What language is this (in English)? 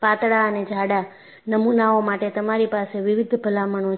Gujarati